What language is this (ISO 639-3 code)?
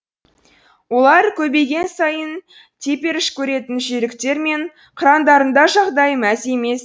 kaz